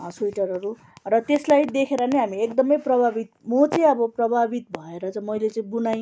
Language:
Nepali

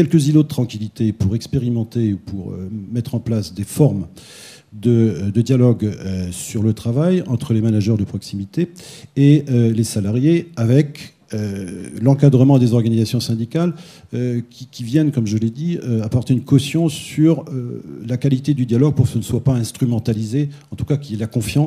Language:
French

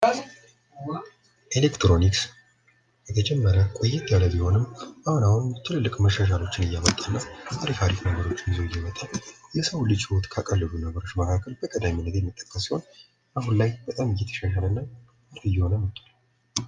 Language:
Amharic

